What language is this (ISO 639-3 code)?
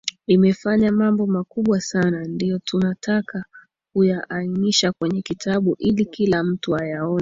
swa